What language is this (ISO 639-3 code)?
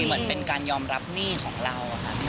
tha